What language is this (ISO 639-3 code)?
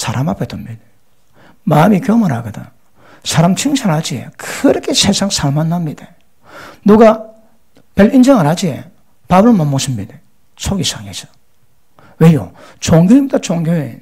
kor